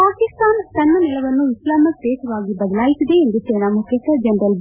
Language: Kannada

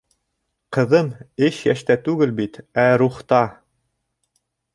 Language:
Bashkir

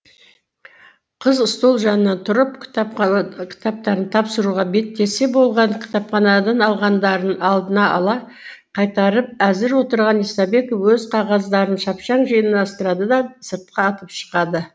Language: Kazakh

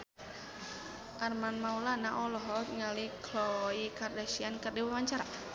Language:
Sundanese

